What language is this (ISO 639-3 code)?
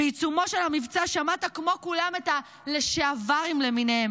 heb